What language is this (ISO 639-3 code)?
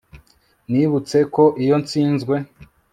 kin